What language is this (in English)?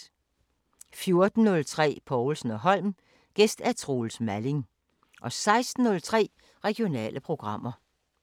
Danish